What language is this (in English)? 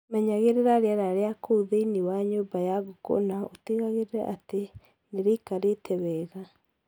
Kikuyu